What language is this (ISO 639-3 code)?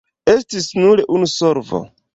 epo